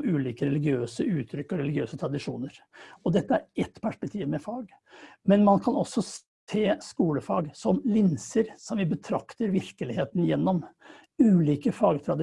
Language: Norwegian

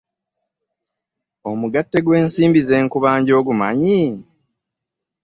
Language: Ganda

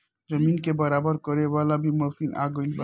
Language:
Bhojpuri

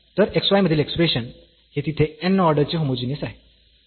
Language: Marathi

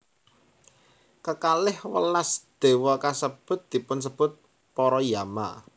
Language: Javanese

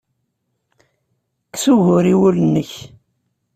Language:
Kabyle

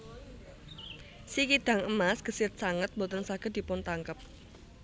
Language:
Javanese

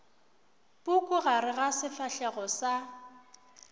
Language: Northern Sotho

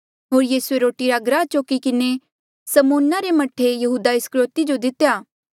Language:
Mandeali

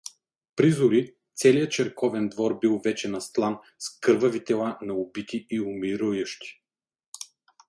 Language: Bulgarian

